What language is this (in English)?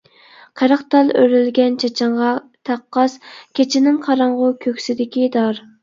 Uyghur